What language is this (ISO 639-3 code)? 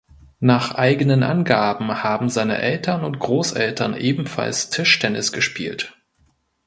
deu